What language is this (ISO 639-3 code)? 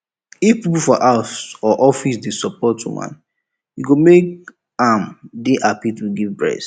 pcm